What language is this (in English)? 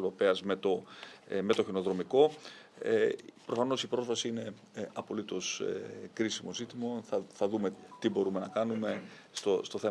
Greek